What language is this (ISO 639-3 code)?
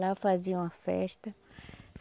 por